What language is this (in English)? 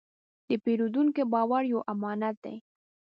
Pashto